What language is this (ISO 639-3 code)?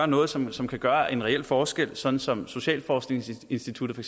dan